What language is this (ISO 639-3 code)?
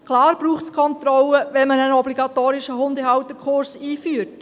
gsw